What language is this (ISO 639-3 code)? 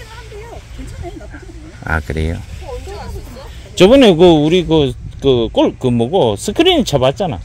kor